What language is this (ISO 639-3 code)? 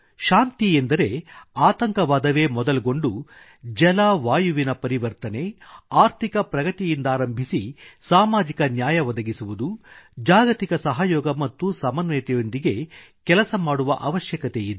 kan